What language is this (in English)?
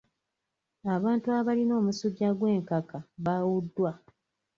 Ganda